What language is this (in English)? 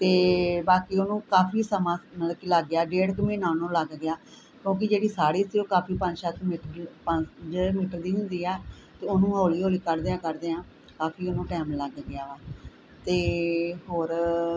Punjabi